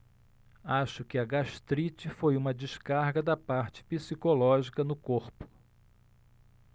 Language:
Portuguese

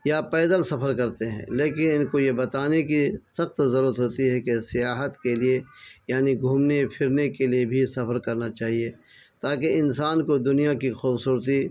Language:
Urdu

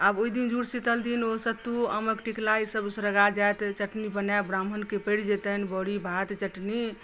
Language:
Maithili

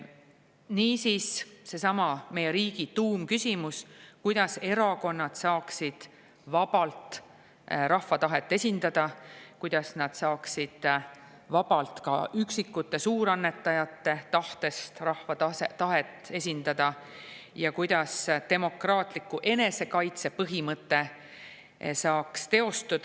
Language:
Estonian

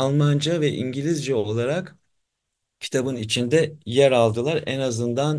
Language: Turkish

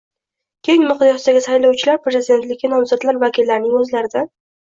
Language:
Uzbek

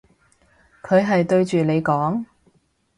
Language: Cantonese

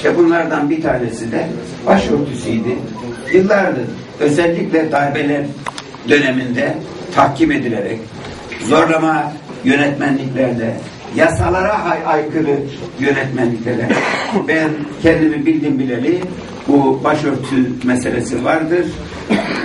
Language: Turkish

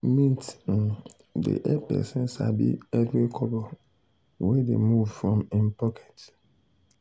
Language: Nigerian Pidgin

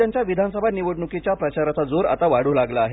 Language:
Marathi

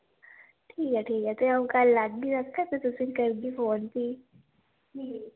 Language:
Dogri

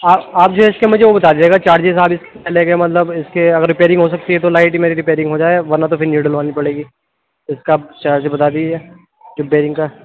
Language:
Urdu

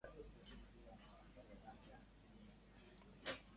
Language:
Chinese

